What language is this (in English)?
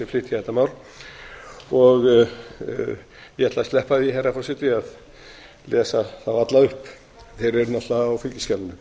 Icelandic